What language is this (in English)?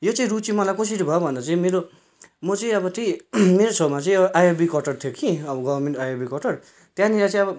Nepali